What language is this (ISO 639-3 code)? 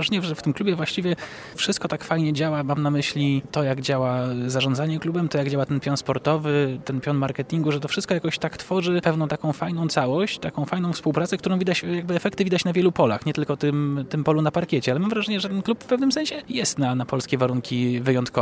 pol